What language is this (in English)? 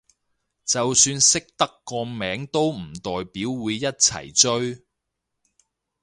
Cantonese